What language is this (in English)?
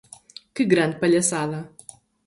Portuguese